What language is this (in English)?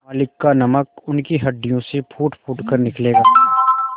Hindi